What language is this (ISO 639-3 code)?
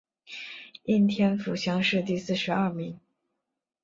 zho